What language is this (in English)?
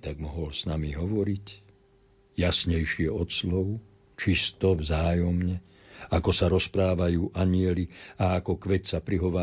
Slovak